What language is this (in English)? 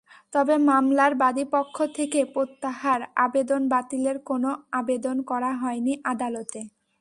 Bangla